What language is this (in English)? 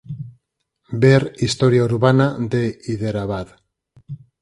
Galician